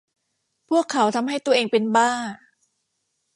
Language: Thai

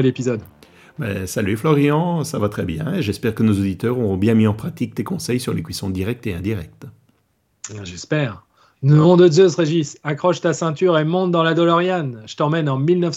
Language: French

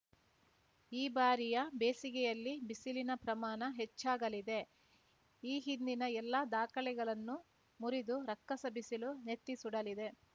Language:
Kannada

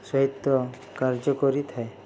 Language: Odia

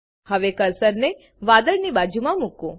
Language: Gujarati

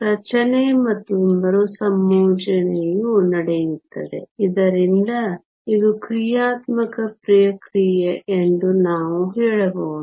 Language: Kannada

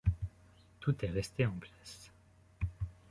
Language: French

